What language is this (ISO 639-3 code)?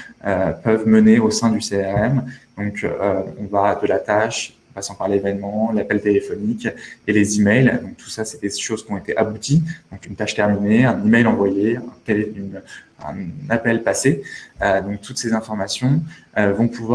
fra